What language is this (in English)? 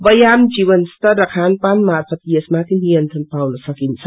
Nepali